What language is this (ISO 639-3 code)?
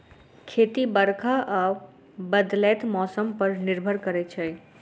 mai